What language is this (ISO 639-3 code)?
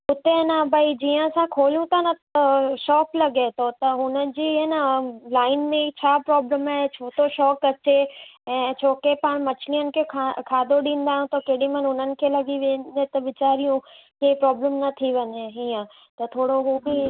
snd